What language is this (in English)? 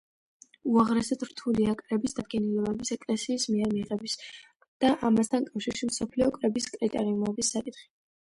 Georgian